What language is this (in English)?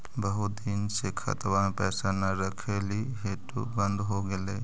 Magahi